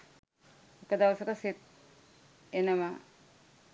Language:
Sinhala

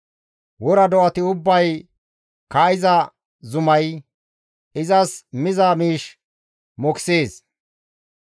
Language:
Gamo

